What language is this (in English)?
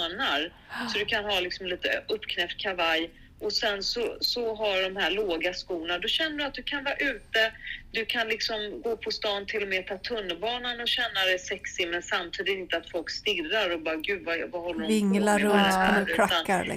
Swedish